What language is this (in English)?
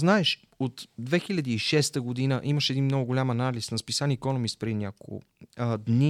Bulgarian